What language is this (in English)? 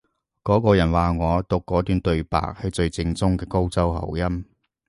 Cantonese